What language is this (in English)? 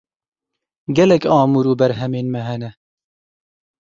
Kurdish